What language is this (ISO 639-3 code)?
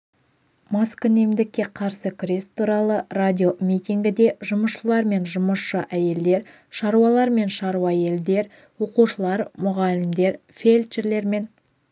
kaz